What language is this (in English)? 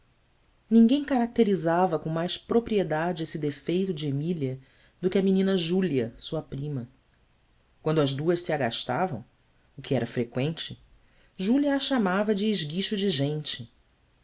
Portuguese